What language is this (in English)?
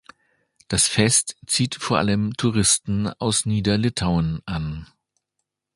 German